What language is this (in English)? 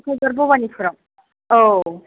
Bodo